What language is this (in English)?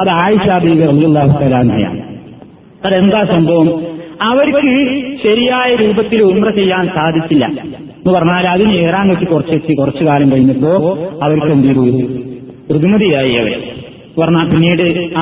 Malayalam